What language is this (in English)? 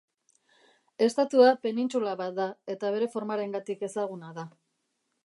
Basque